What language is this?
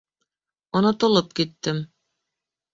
Bashkir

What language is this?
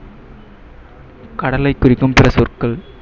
Tamil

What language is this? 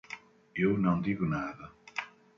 Portuguese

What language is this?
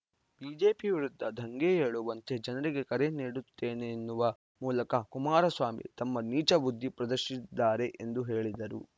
Kannada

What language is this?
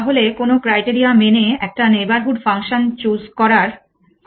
Bangla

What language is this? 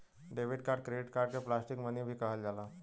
Bhojpuri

